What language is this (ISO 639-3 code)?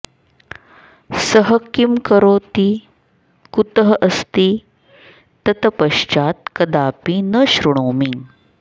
san